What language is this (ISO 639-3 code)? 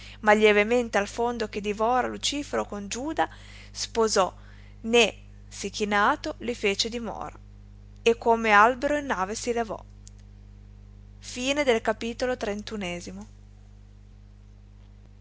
ita